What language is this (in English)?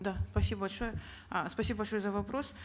Kazakh